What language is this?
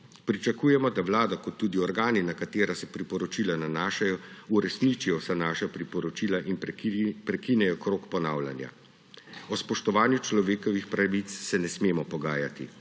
Slovenian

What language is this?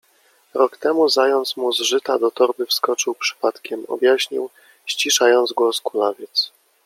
Polish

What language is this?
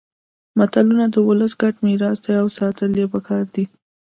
Pashto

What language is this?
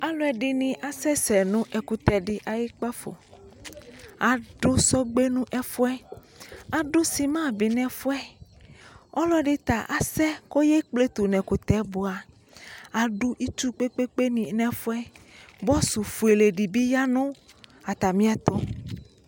Ikposo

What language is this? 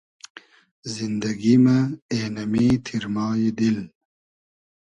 Hazaragi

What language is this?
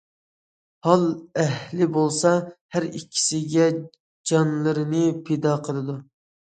Uyghur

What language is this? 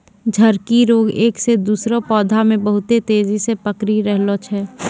Maithili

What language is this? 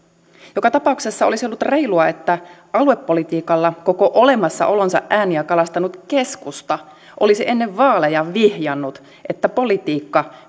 Finnish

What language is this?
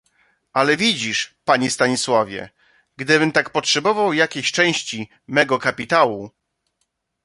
Polish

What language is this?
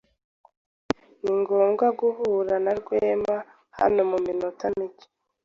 Kinyarwanda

